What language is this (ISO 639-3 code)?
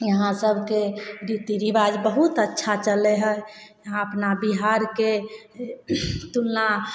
mai